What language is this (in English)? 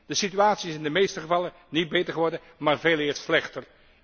Dutch